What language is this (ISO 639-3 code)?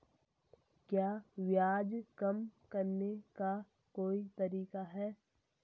hin